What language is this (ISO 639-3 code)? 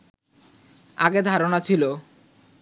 ben